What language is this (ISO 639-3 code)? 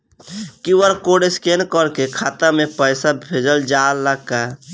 bho